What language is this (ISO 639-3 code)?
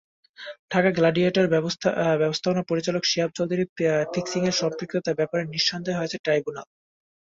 ben